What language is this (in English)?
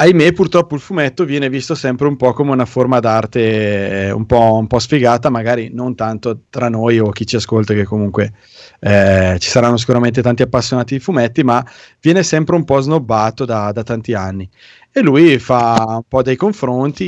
Italian